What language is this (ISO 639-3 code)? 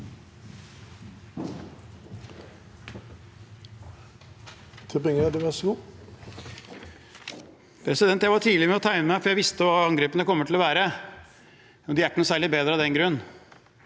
nor